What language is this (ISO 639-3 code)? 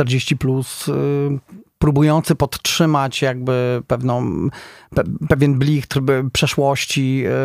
pol